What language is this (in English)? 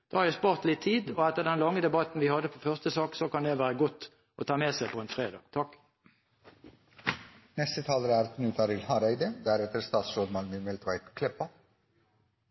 Norwegian Bokmål